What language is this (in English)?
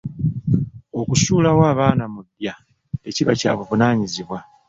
Ganda